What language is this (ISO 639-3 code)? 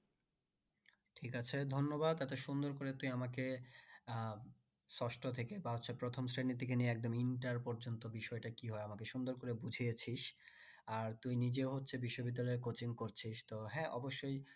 ben